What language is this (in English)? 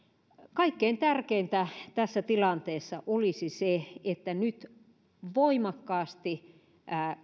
Finnish